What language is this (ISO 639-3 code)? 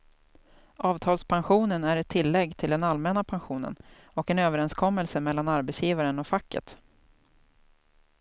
swe